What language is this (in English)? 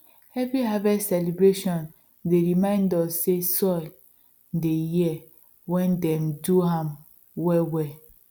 Nigerian Pidgin